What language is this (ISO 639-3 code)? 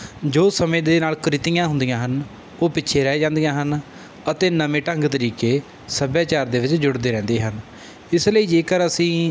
pan